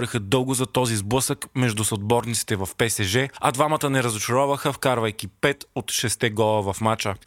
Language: Bulgarian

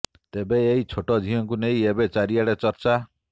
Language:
Odia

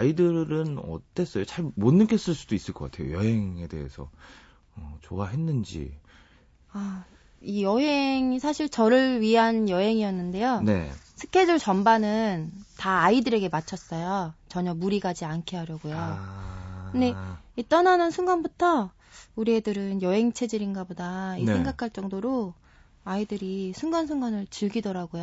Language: Korean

